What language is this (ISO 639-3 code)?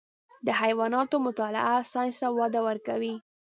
pus